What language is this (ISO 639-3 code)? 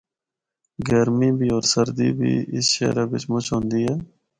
hno